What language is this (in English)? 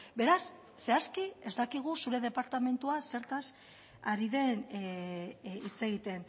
Basque